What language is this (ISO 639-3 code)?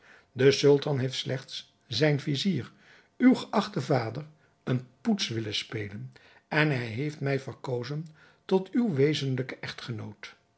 nld